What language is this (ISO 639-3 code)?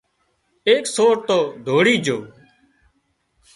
kxp